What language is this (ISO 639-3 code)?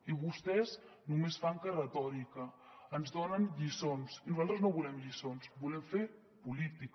cat